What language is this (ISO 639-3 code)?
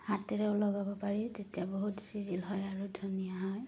asm